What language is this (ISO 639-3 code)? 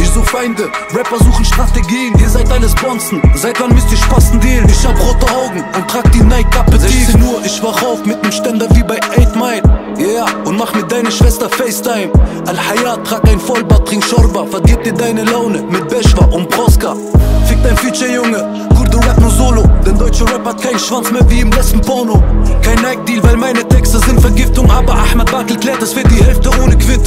deu